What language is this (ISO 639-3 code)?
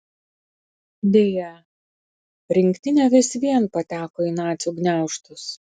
lit